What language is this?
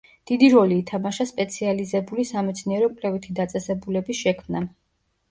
Georgian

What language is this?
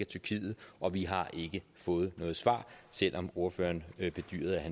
Danish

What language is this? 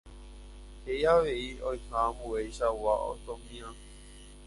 Guarani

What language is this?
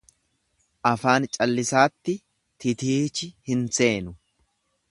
Oromo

